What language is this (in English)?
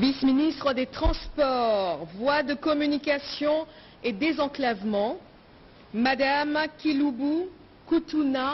French